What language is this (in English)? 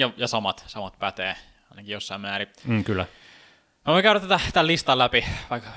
Finnish